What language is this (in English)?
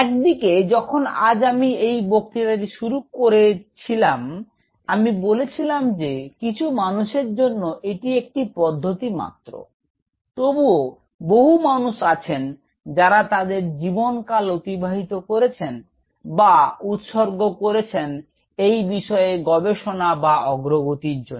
Bangla